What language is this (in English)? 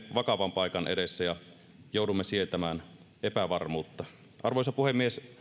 Finnish